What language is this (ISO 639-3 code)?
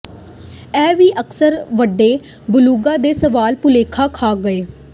pan